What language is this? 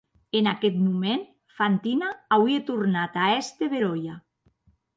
Occitan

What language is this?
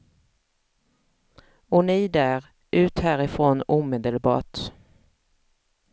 Swedish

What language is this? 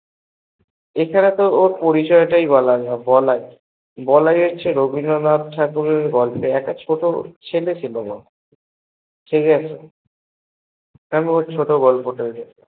Bangla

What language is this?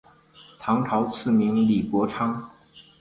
Chinese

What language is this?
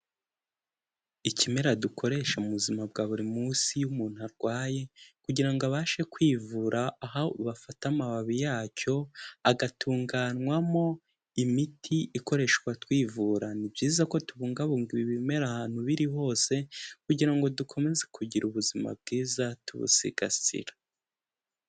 Kinyarwanda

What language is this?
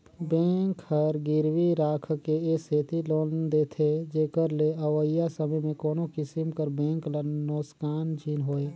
Chhattisgarhi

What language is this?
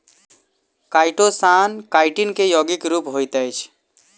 Maithili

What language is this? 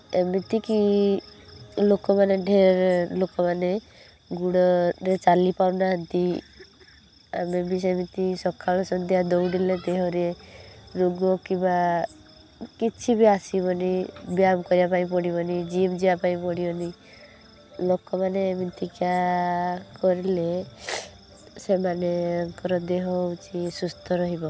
Odia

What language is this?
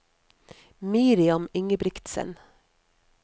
Norwegian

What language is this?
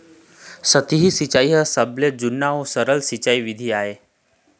Chhattisgarhi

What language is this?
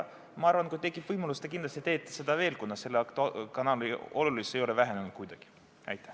Estonian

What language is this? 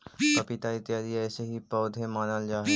Magahi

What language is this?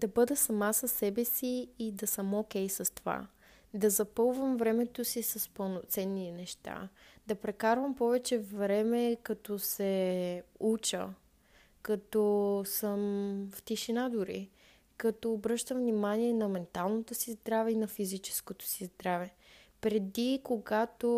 Bulgarian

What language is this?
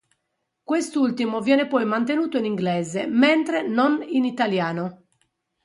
Italian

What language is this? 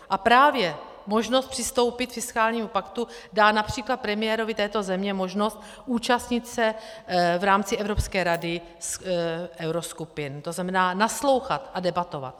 Czech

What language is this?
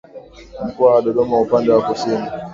Swahili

